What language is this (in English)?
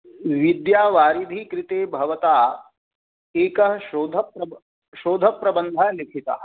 Sanskrit